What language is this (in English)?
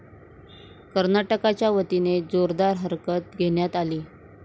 Marathi